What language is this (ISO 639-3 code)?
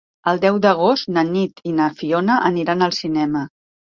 cat